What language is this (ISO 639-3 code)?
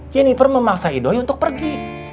ind